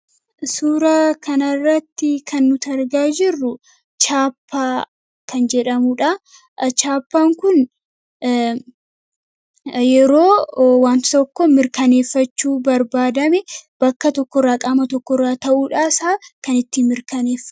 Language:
Oromo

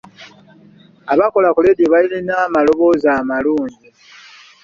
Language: Ganda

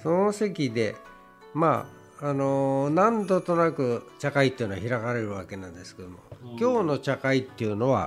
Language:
Japanese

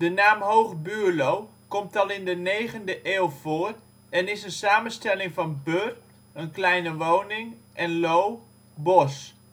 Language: Dutch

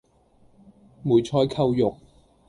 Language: Cantonese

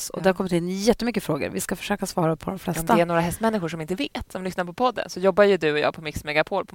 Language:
Swedish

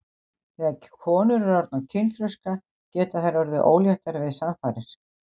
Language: Icelandic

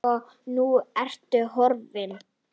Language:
Icelandic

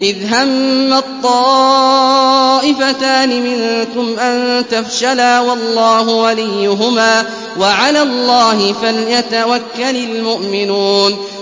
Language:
Arabic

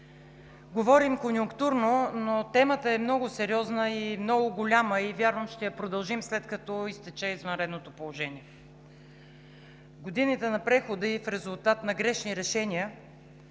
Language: Bulgarian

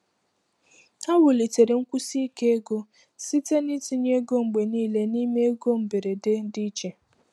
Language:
Igbo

